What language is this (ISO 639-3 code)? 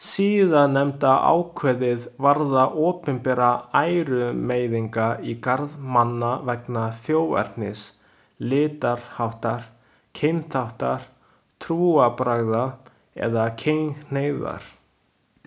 isl